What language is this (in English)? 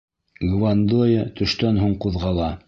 Bashkir